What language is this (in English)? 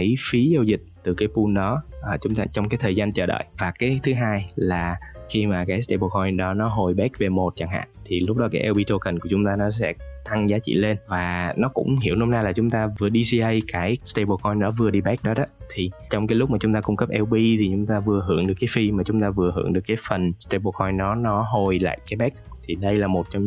Vietnamese